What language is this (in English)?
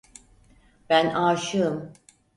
Turkish